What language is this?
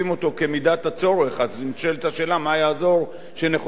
Hebrew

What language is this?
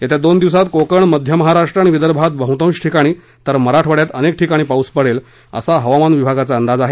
Marathi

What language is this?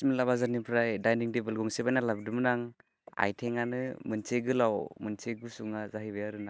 Bodo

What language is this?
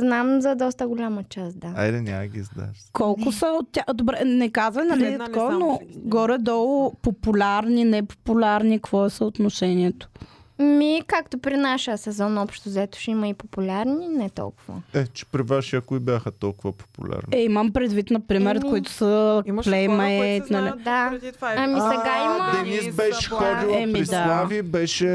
Bulgarian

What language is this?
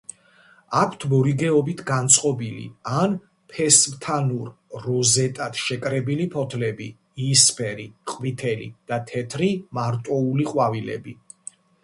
Georgian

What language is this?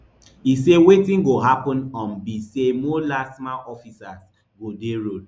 Nigerian Pidgin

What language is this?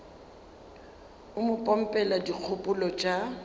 Northern Sotho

